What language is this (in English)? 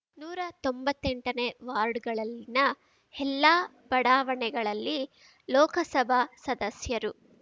Kannada